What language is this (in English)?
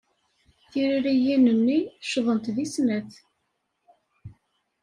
Kabyle